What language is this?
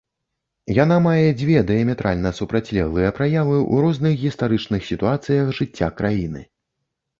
Belarusian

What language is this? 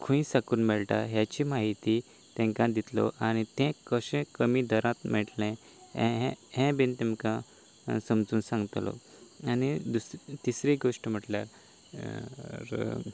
Konkani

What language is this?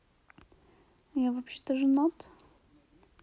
Russian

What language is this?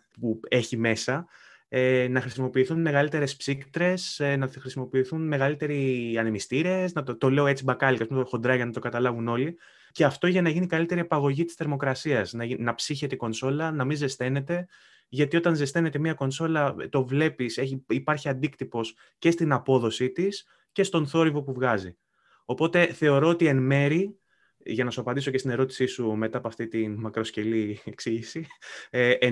Greek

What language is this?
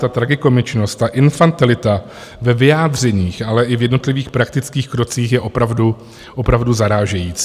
Czech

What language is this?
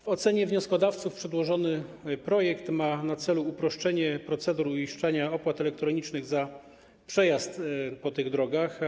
Polish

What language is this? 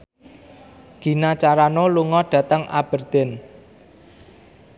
Javanese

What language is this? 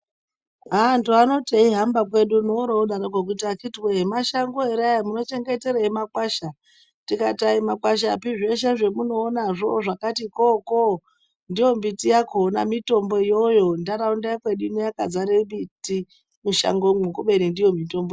Ndau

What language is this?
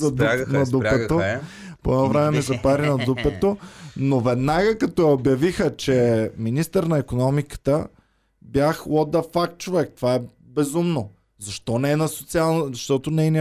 Bulgarian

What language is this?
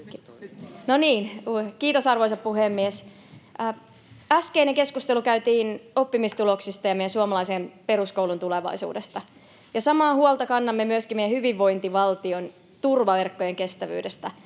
Finnish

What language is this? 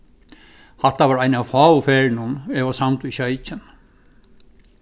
Faroese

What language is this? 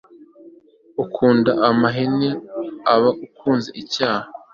Kinyarwanda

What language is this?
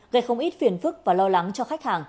Vietnamese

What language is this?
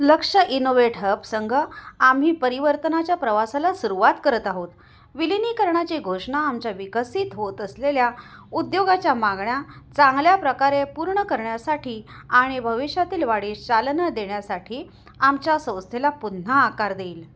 Marathi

